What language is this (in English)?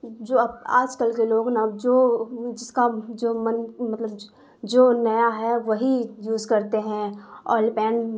Urdu